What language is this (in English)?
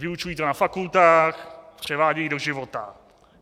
Czech